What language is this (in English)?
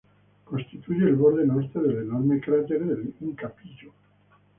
Spanish